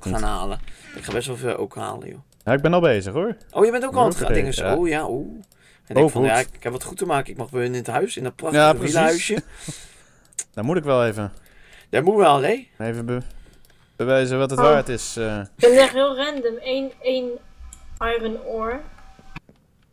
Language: Dutch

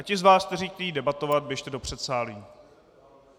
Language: Czech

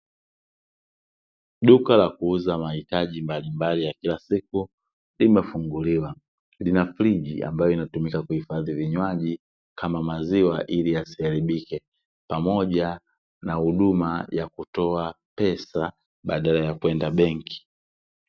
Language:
Swahili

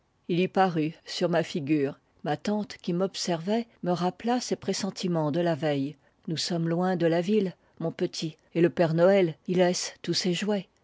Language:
French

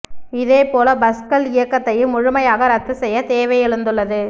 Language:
Tamil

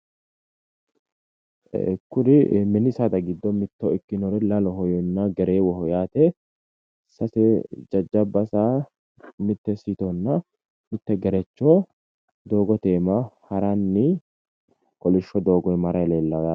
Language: Sidamo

